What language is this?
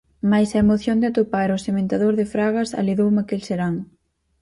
Galician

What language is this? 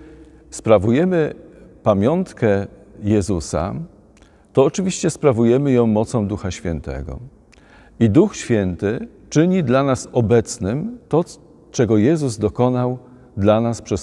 Polish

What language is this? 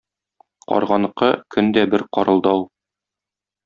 Tatar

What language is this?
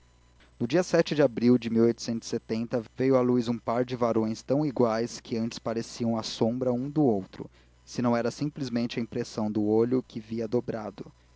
Portuguese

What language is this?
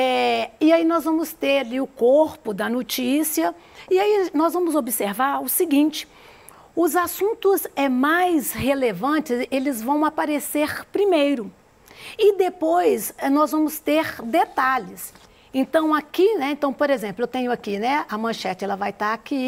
Portuguese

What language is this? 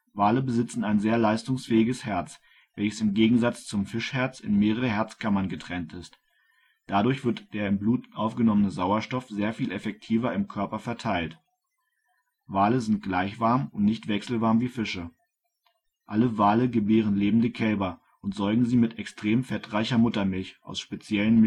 German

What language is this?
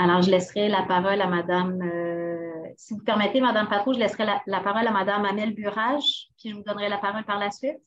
French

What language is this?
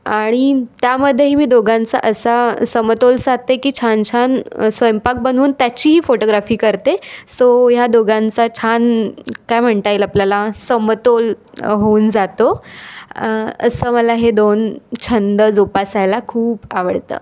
Marathi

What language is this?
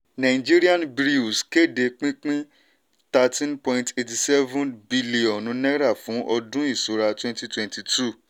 Yoruba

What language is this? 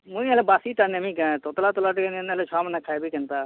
Odia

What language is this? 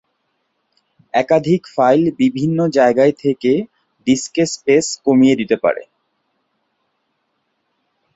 Bangla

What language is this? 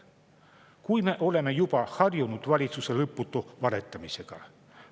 Estonian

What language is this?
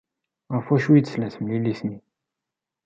Kabyle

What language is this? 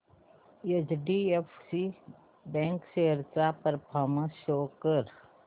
Marathi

